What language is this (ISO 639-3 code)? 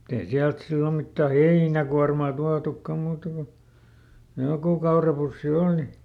fin